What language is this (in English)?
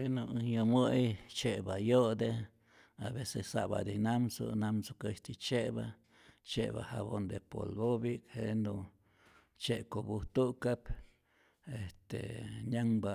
Rayón Zoque